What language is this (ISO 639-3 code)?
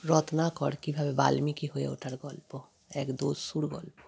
ben